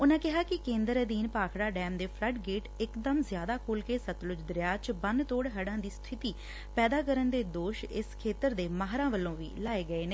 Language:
Punjabi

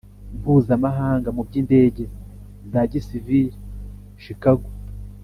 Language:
Kinyarwanda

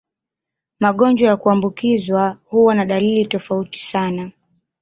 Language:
Swahili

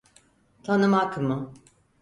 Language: Turkish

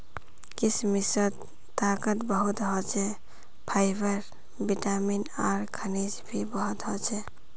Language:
Magahi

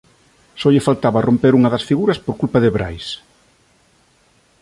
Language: Galician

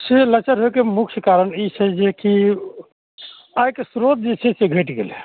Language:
Maithili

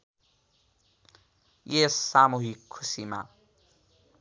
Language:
Nepali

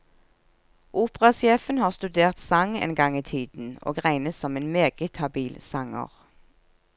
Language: Norwegian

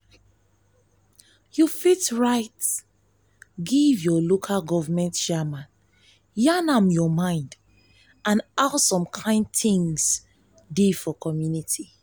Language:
Nigerian Pidgin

